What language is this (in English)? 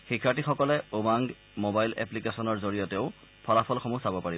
Assamese